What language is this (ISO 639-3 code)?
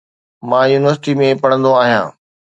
snd